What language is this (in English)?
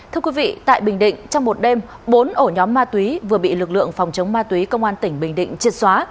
Vietnamese